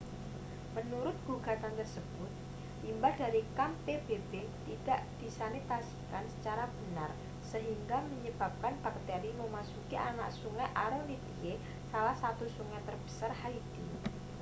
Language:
Indonesian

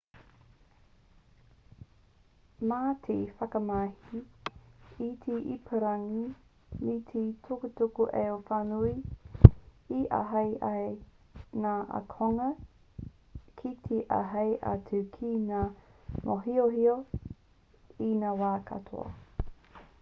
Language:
Māori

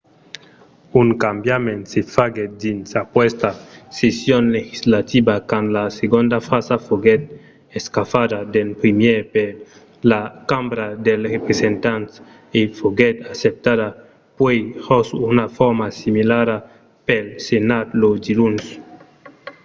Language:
Occitan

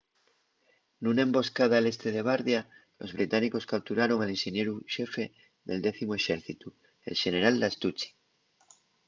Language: Asturian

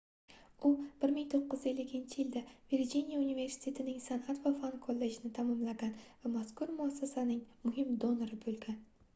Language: Uzbek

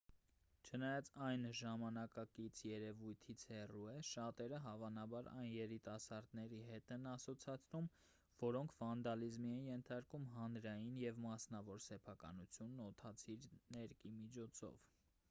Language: Armenian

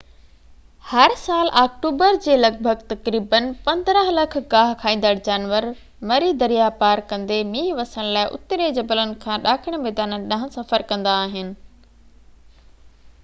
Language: Sindhi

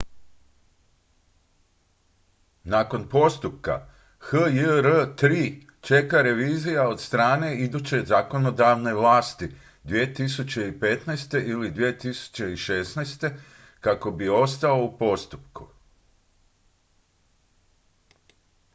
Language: Croatian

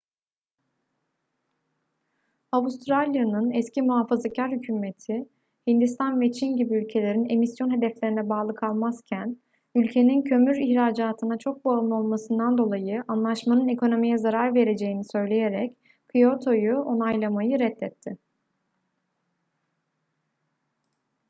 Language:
Turkish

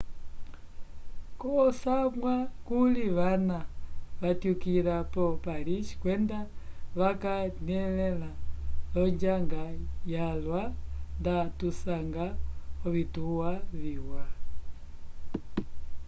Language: Umbundu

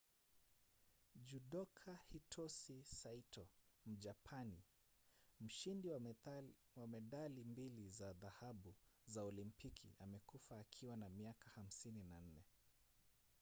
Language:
Swahili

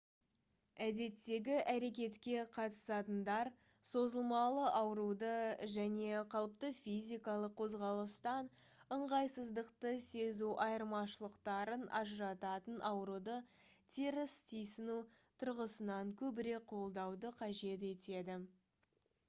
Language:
Kazakh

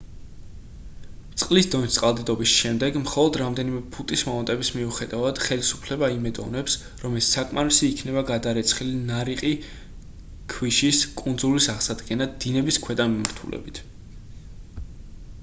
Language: Georgian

